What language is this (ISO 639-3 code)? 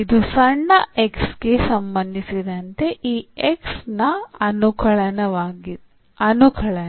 kan